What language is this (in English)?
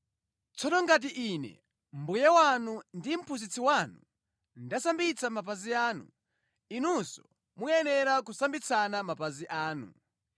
Nyanja